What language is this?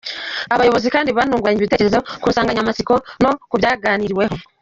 Kinyarwanda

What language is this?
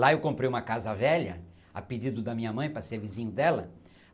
Portuguese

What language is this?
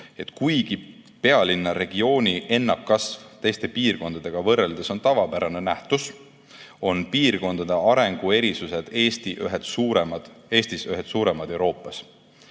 Estonian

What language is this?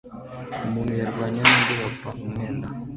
Kinyarwanda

